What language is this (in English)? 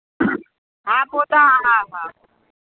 Sindhi